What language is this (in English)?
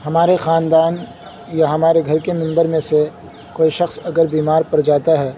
Urdu